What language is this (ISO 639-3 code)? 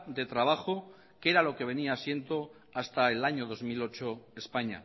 spa